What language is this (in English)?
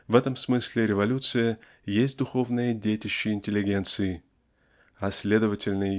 Russian